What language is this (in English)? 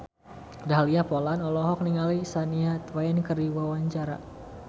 Sundanese